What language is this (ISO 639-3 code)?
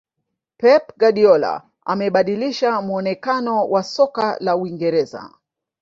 swa